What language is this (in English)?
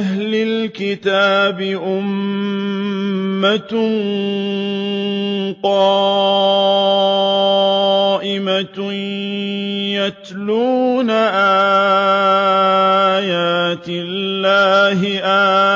Arabic